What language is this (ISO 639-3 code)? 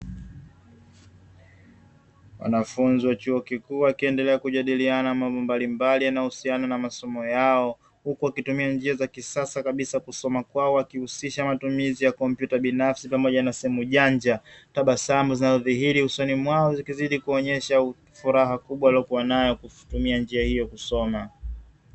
swa